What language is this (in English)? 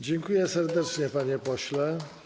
Polish